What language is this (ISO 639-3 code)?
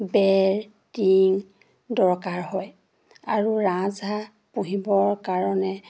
asm